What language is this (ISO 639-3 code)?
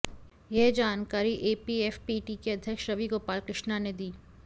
hin